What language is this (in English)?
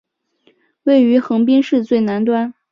Chinese